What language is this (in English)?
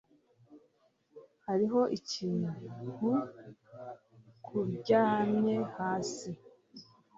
Kinyarwanda